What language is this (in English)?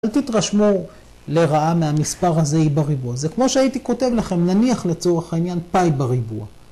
Hebrew